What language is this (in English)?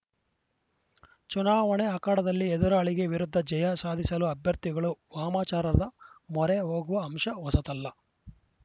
Kannada